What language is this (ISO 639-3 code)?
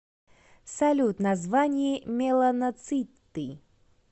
rus